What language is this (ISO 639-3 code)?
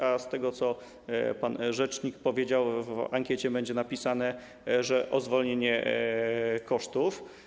pol